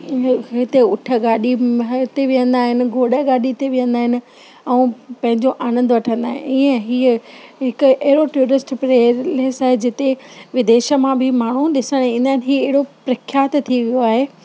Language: Sindhi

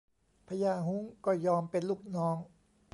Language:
Thai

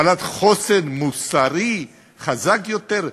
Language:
Hebrew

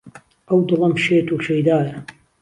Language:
Central Kurdish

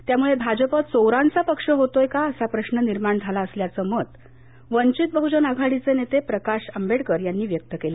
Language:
Marathi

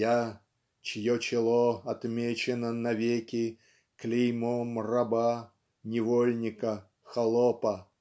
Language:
Russian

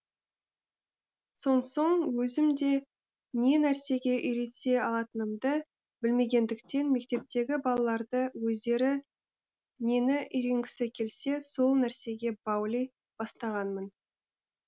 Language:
Kazakh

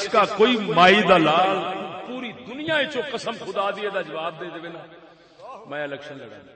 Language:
Urdu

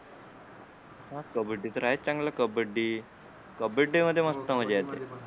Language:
Marathi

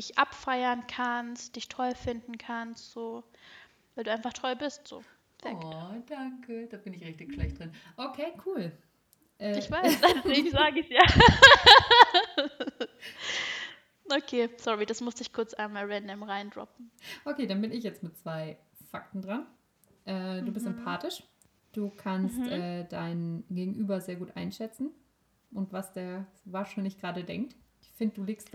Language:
German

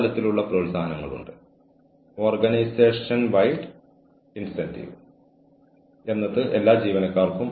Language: Malayalam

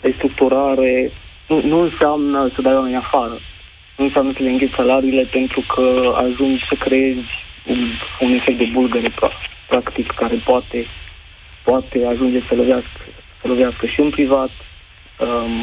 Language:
Romanian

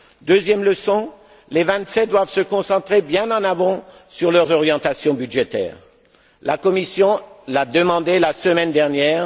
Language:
French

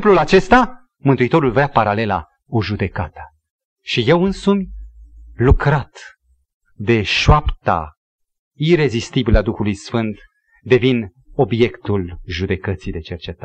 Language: Romanian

